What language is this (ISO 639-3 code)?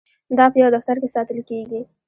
pus